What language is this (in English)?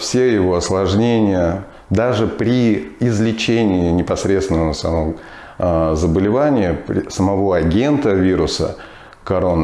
Russian